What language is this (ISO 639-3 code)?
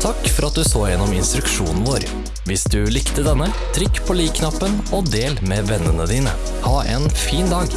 nor